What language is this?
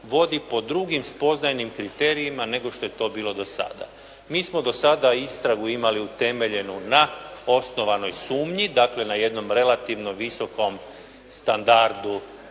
Croatian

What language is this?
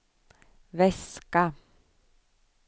Swedish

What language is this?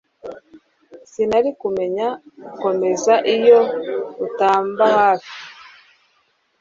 Kinyarwanda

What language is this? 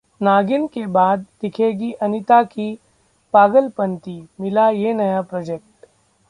Hindi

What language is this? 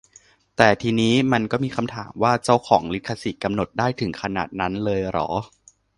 Thai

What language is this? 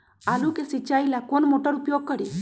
Magahi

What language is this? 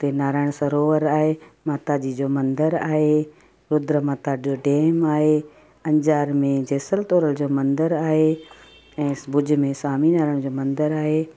Sindhi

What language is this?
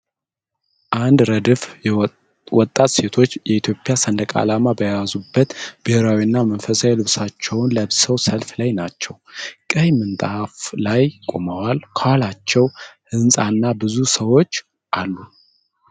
Amharic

